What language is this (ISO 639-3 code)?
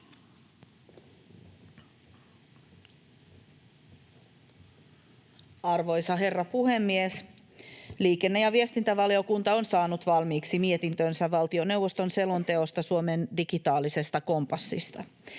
fin